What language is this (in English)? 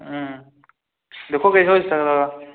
Dogri